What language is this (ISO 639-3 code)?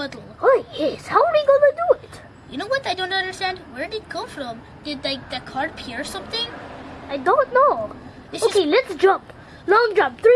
eng